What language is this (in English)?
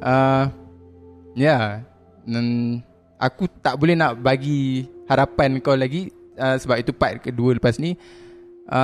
Malay